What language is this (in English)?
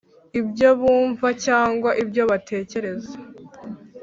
Kinyarwanda